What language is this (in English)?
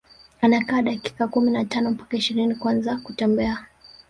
Swahili